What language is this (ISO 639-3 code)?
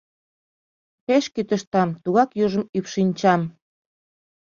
chm